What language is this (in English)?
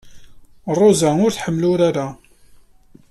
Kabyle